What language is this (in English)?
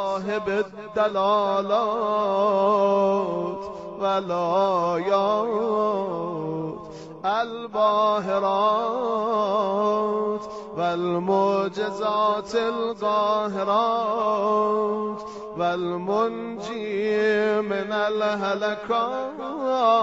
Arabic